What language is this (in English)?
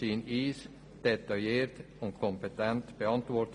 Swiss German